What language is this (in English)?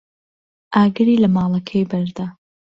Central Kurdish